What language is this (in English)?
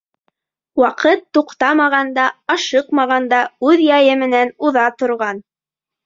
Bashkir